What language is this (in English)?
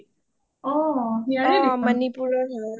Assamese